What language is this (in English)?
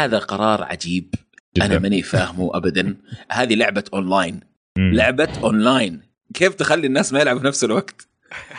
Arabic